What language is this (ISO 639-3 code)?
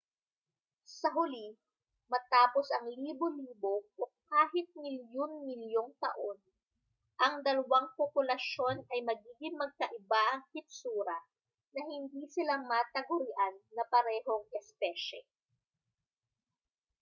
fil